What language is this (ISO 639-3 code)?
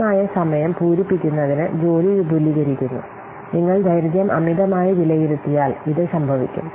mal